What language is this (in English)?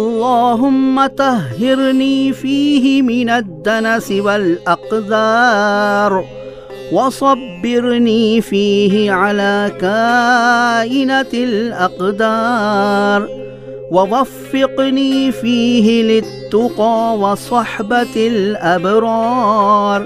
Urdu